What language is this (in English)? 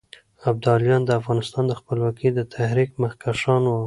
Pashto